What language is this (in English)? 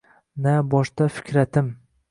Uzbek